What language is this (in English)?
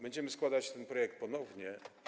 Polish